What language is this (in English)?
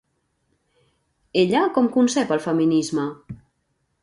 Catalan